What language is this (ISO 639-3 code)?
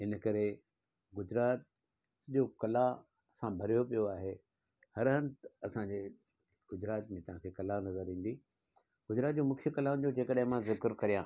snd